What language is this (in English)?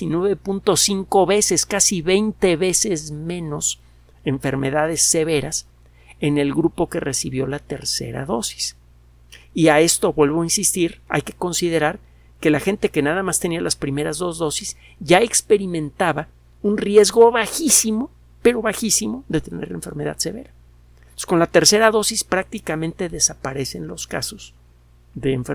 Spanish